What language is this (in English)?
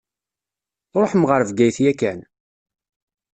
Kabyle